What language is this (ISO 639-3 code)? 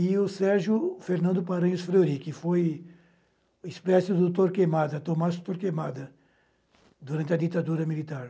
por